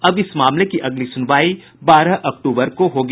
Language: Hindi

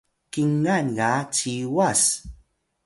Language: Atayal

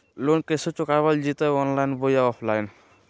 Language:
Magahi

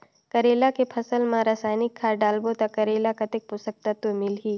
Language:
Chhattisgarhi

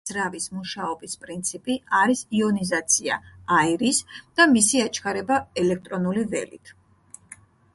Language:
Georgian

